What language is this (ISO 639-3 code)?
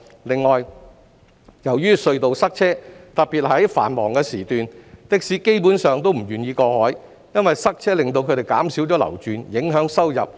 yue